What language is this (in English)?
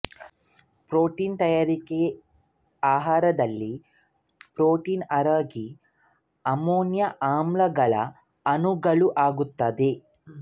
Kannada